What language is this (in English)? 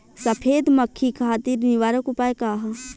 Bhojpuri